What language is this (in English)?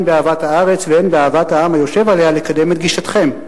Hebrew